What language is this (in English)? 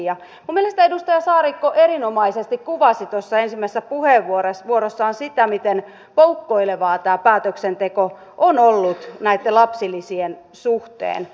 Finnish